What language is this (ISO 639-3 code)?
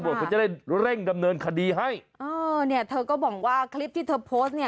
tha